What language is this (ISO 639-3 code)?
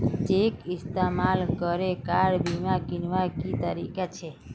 mag